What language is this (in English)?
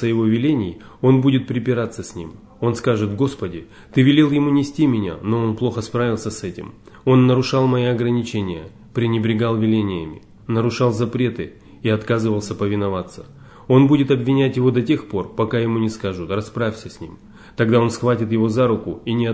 Russian